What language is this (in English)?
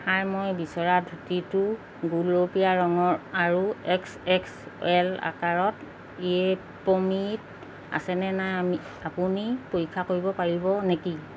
Assamese